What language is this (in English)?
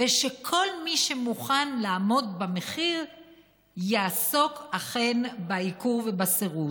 Hebrew